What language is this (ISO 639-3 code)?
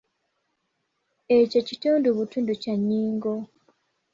lug